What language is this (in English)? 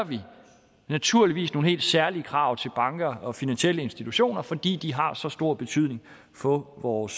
Danish